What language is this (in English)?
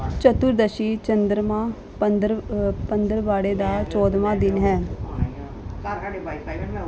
Punjabi